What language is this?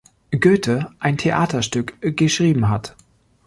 German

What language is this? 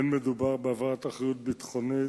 Hebrew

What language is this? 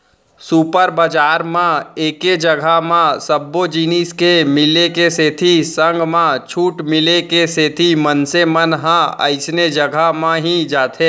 Chhattisgarhi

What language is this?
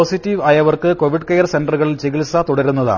Malayalam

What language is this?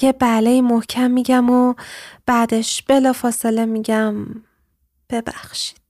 Persian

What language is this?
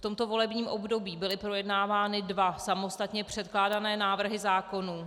Czech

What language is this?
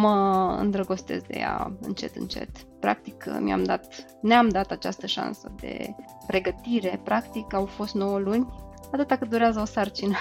Romanian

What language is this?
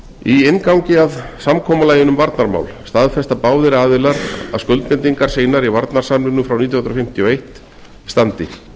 Icelandic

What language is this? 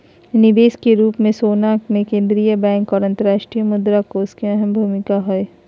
Magahi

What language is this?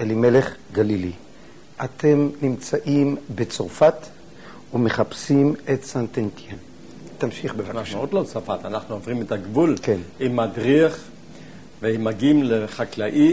Hebrew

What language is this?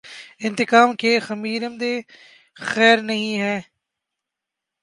Urdu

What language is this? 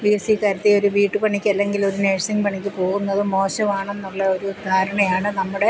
Malayalam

